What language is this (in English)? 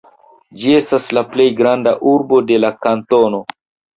Esperanto